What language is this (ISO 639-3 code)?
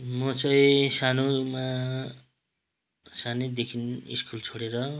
nep